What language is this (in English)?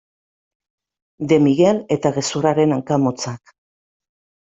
Basque